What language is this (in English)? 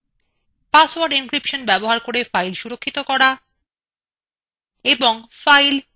Bangla